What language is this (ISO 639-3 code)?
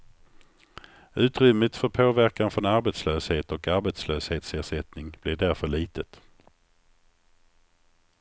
swe